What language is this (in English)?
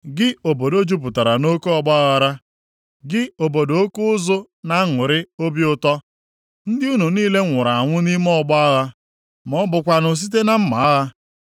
Igbo